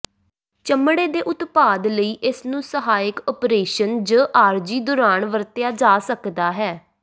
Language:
Punjabi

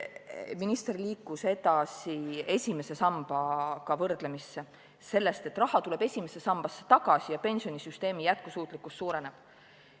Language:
Estonian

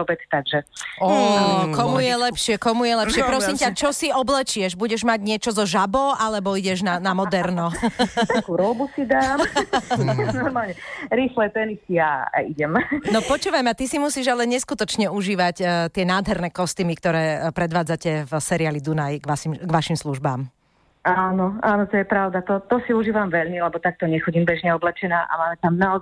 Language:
Slovak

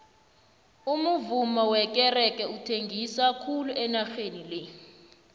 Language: South Ndebele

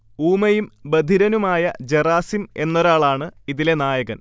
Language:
Malayalam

